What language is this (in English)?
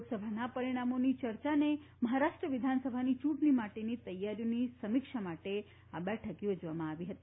Gujarati